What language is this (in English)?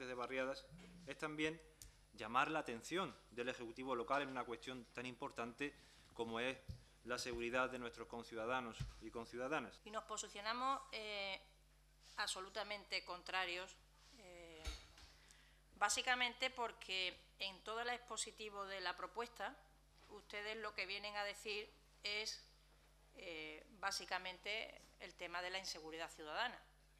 Spanish